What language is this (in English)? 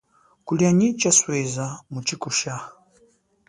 Chokwe